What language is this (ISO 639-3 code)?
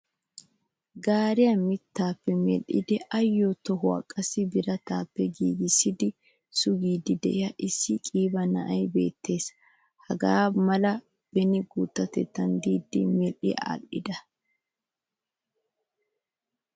wal